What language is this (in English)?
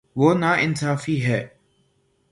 Urdu